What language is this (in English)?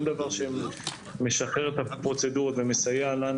Hebrew